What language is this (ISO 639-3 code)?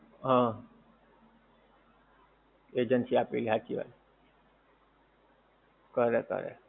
guj